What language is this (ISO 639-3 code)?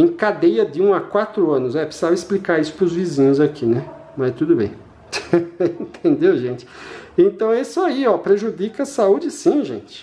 por